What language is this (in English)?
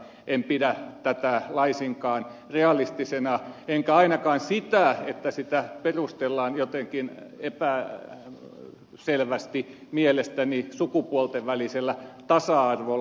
Finnish